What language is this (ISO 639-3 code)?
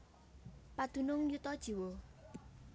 jav